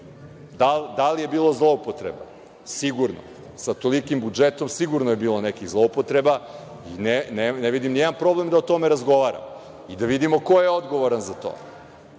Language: Serbian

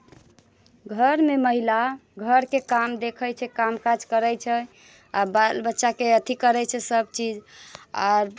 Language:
Maithili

